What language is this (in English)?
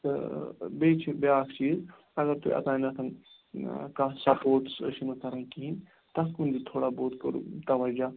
Kashmiri